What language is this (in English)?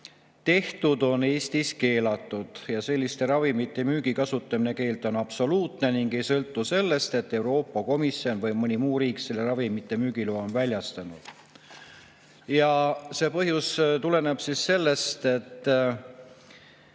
Estonian